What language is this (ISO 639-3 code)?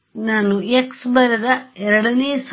kan